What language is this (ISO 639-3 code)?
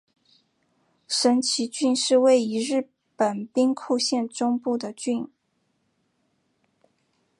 zho